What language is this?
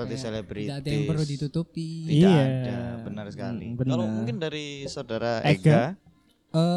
Indonesian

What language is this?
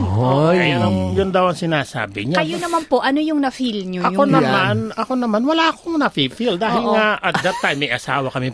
Filipino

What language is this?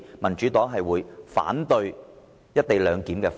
Cantonese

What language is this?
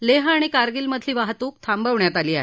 Marathi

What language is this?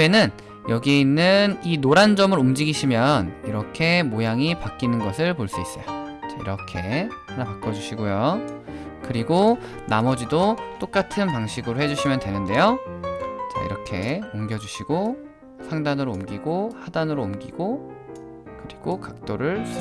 Korean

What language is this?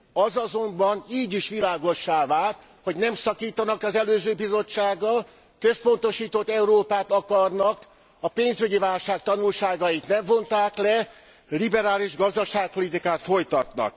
Hungarian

